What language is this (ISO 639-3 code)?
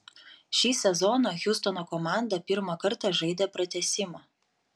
lit